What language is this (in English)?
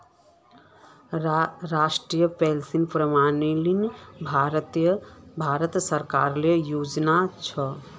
Magahi